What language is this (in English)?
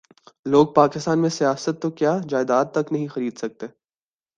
Urdu